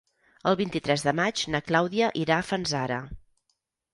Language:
Catalan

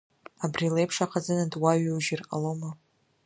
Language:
Abkhazian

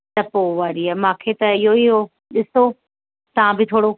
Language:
Sindhi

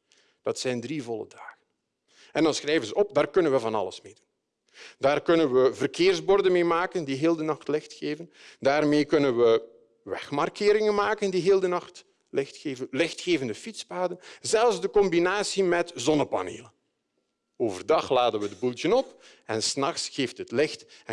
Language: Dutch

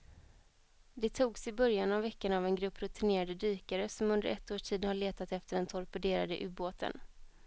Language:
Swedish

